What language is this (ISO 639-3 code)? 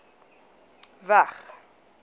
afr